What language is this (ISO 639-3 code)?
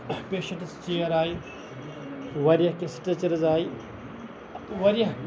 kas